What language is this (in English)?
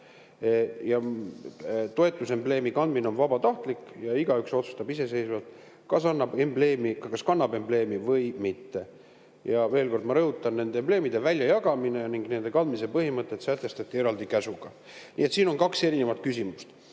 Estonian